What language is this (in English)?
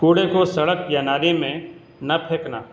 Urdu